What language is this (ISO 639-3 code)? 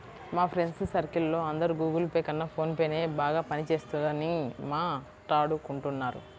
tel